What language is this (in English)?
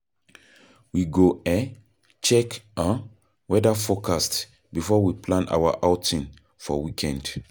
Nigerian Pidgin